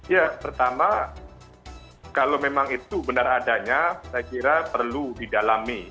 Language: Indonesian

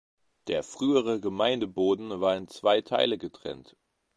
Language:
German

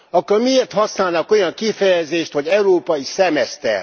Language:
Hungarian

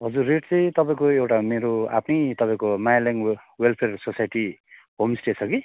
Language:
Nepali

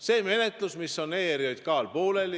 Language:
Estonian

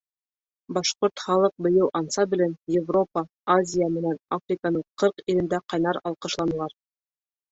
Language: Bashkir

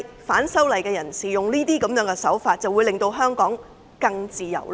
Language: Cantonese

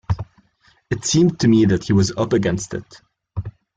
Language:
English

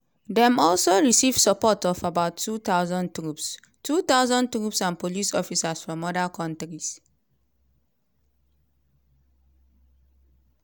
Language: Nigerian Pidgin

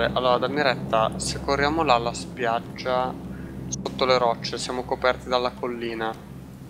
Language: Italian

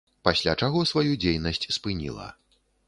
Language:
Belarusian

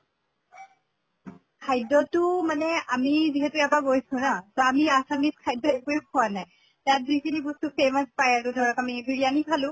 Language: Assamese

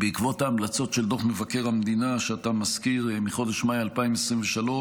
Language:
Hebrew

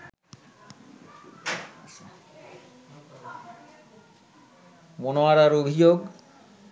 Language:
Bangla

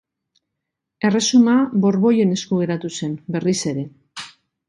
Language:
Basque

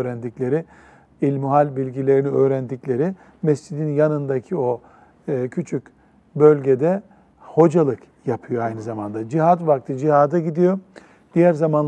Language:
Turkish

